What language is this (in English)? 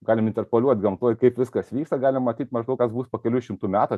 Lithuanian